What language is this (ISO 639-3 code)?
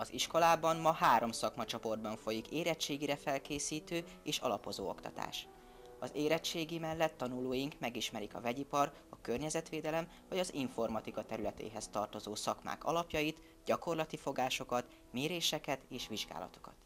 hun